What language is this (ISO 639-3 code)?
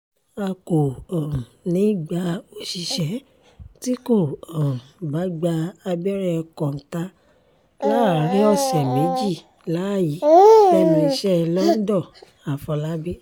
yor